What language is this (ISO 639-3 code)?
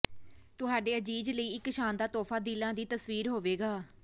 pan